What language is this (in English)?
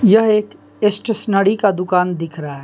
Hindi